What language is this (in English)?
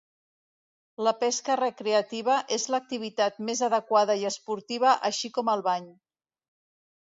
Catalan